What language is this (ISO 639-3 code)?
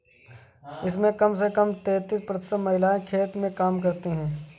hin